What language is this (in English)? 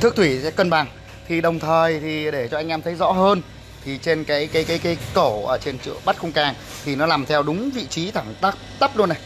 Vietnamese